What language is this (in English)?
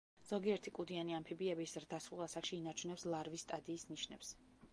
Georgian